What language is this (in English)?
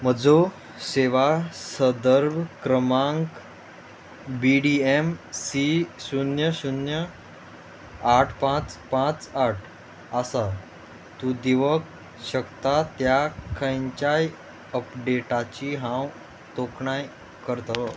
Konkani